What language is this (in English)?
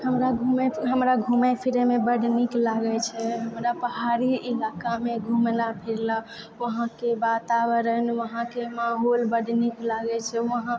Maithili